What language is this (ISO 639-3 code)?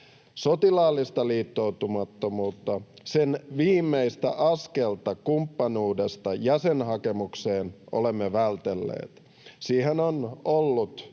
fin